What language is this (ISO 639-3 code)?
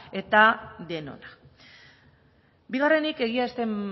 eus